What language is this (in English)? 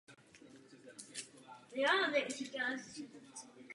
Czech